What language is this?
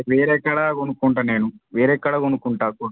Telugu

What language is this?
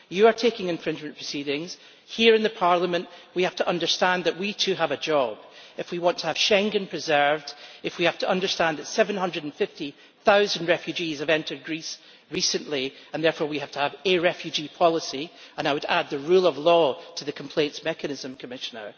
English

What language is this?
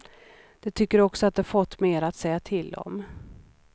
Swedish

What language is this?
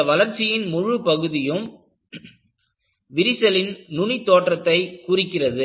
Tamil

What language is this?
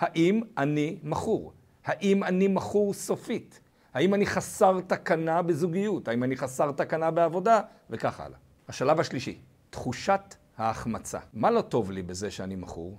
Hebrew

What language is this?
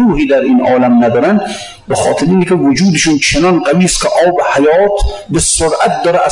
Persian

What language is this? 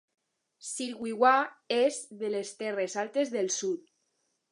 Catalan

